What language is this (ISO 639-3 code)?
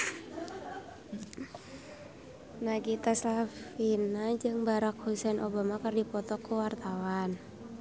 sun